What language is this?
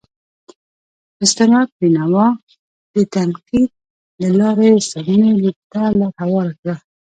Pashto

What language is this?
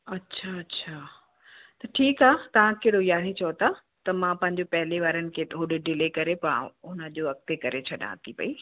Sindhi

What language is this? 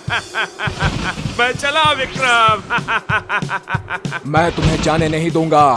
Hindi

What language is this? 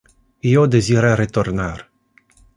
Interlingua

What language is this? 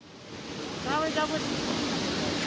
Indonesian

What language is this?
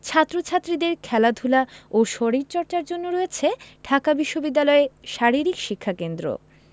Bangla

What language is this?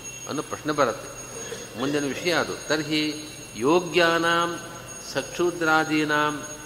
Kannada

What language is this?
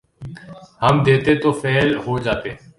Urdu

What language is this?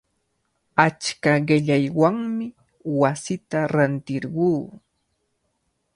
Cajatambo North Lima Quechua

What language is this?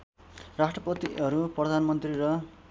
Nepali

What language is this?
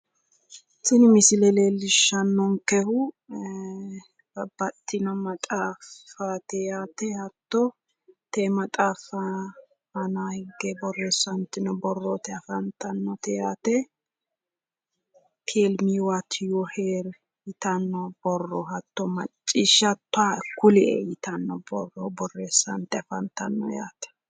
Sidamo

